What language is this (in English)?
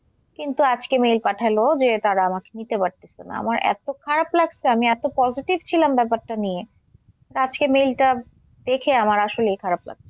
Bangla